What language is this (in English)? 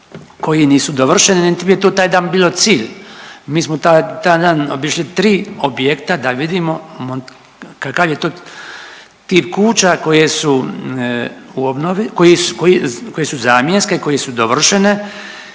Croatian